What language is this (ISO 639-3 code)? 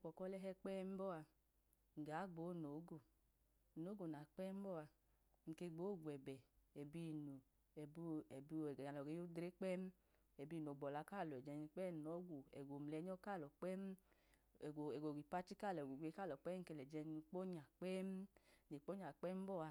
idu